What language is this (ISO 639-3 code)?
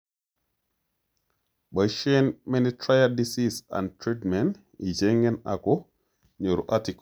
kln